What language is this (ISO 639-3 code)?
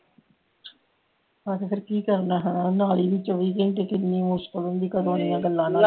pan